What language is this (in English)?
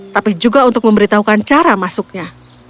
Indonesian